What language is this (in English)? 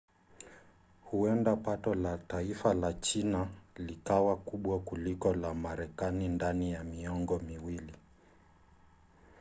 Swahili